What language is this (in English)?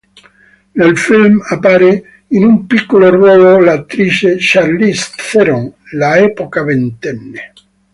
Italian